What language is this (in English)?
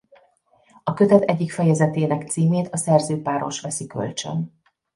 Hungarian